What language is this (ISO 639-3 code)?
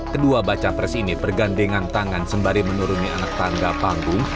ind